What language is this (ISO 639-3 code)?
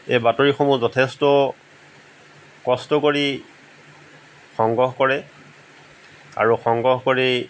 asm